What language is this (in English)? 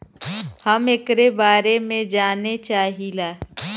Bhojpuri